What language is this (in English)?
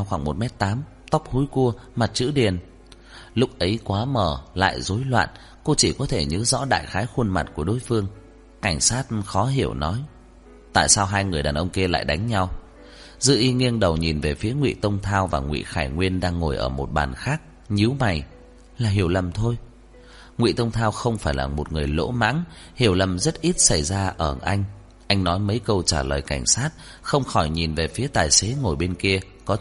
Vietnamese